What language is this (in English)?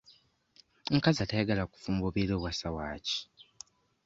Ganda